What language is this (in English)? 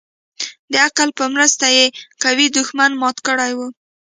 Pashto